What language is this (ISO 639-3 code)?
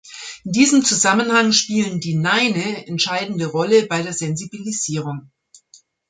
deu